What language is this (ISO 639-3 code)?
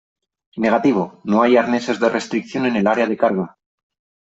spa